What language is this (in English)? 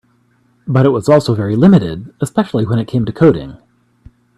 English